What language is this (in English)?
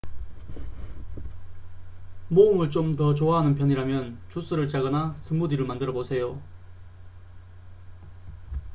Korean